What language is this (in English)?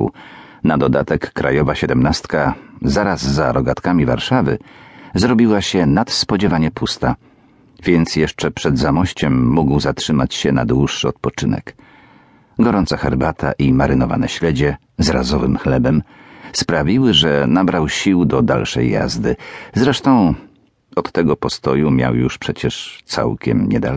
Polish